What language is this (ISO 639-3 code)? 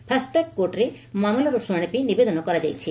ori